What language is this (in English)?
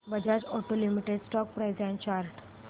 Marathi